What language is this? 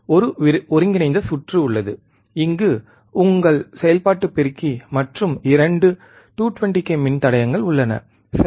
Tamil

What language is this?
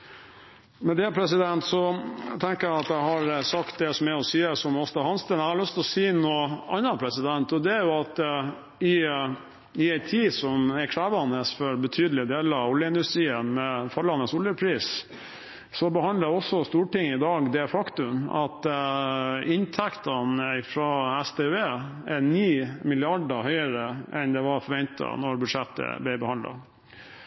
Norwegian Bokmål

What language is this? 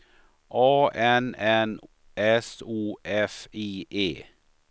Swedish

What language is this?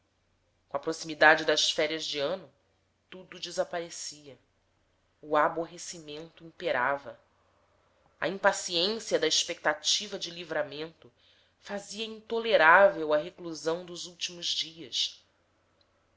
Portuguese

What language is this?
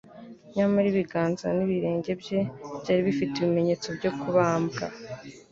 Kinyarwanda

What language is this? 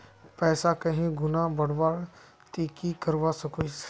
Magahi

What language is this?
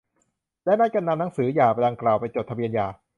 Thai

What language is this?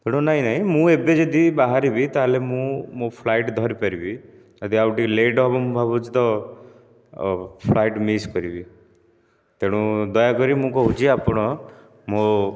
Odia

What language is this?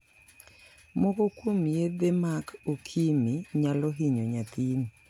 Luo (Kenya and Tanzania)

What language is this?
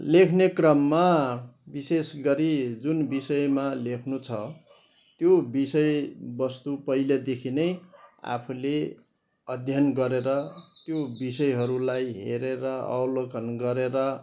Nepali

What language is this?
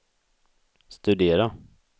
Swedish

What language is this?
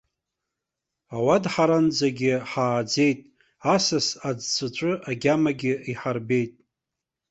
Abkhazian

